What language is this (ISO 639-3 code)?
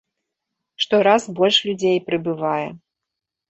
bel